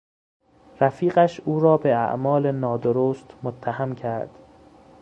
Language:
Persian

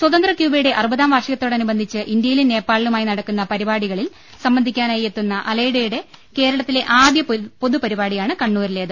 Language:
Malayalam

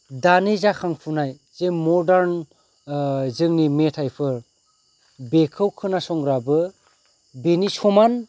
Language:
Bodo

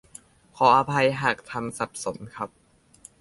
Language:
Thai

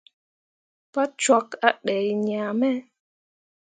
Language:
Mundang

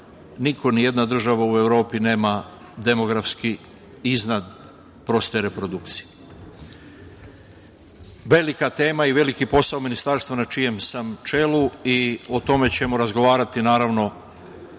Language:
Serbian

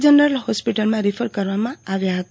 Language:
Gujarati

